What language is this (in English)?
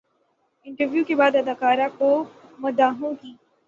Urdu